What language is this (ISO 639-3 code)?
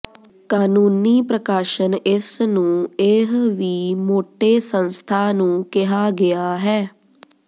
pan